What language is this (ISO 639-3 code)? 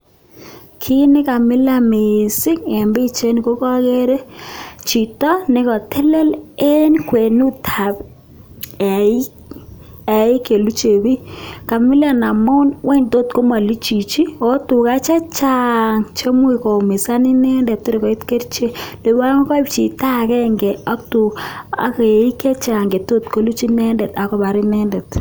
kln